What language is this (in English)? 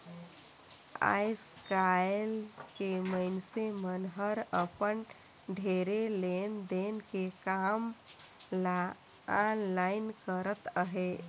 Chhattisgarhi